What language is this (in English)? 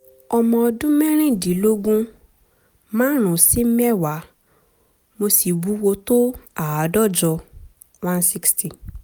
Yoruba